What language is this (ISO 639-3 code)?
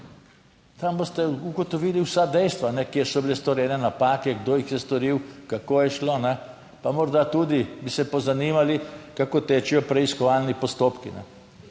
slv